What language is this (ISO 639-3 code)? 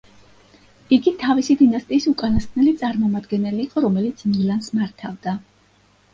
kat